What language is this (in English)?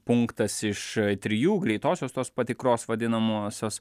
Lithuanian